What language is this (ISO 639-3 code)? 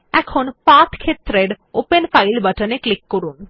ben